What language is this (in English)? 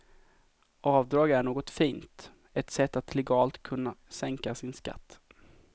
Swedish